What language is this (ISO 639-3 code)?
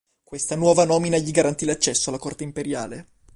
ita